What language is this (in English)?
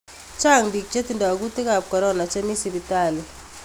Kalenjin